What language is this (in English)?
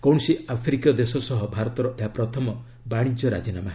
Odia